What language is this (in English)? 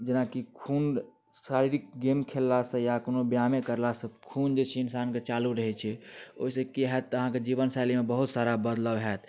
Maithili